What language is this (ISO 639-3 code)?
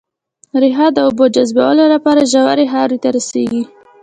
pus